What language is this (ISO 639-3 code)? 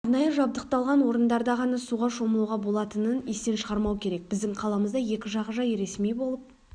kaz